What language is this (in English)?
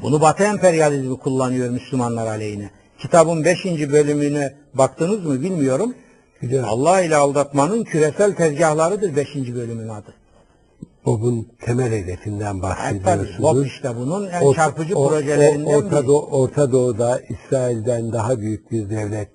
Turkish